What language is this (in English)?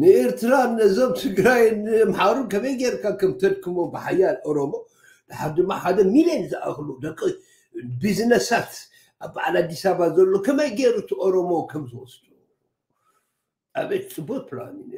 Arabic